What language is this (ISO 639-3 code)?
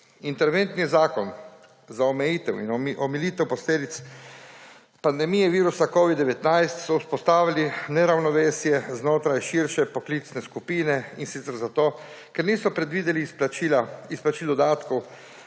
slv